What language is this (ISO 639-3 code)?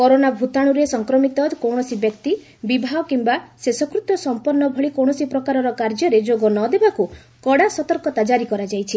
ori